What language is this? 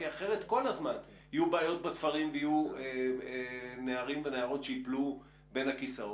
Hebrew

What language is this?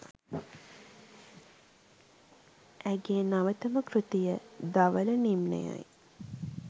Sinhala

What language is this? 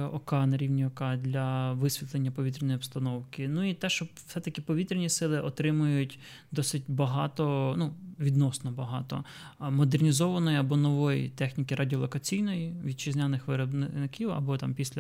Ukrainian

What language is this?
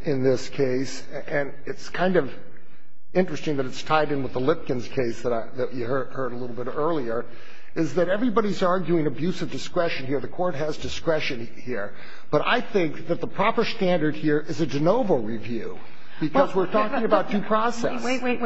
English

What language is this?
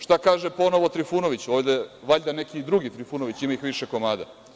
Serbian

